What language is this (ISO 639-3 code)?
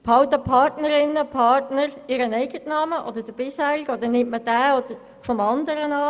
gsw